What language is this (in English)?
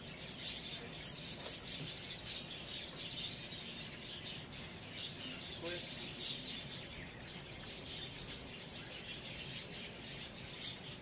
Portuguese